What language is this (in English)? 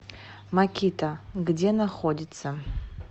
Russian